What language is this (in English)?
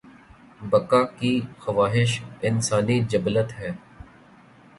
Urdu